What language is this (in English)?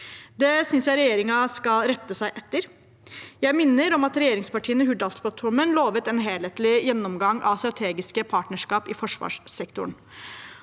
Norwegian